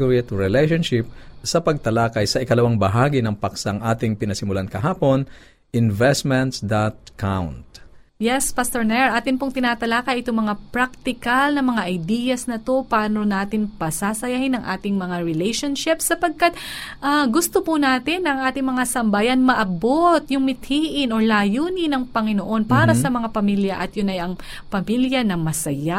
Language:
Filipino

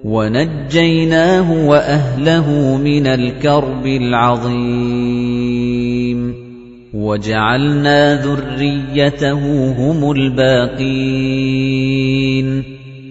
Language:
Arabic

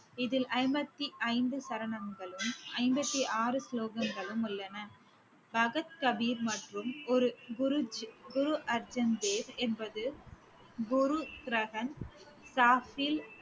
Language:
Tamil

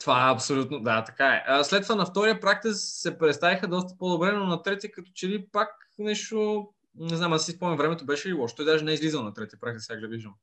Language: Bulgarian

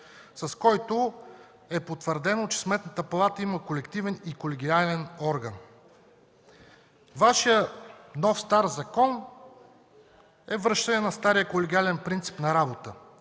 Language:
Bulgarian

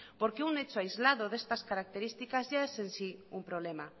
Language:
Spanish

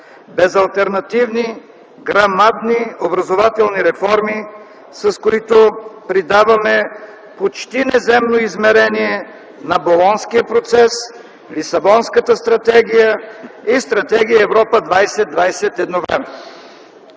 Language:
Bulgarian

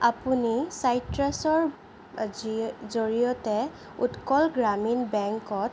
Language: Assamese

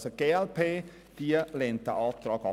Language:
Swiss German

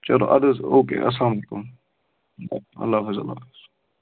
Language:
Kashmiri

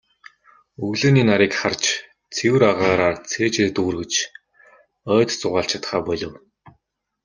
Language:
Mongolian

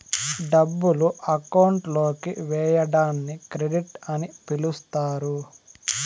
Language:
Telugu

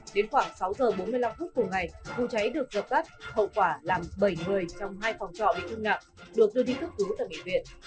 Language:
Vietnamese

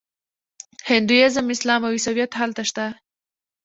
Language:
Pashto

